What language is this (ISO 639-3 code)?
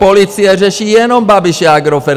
ces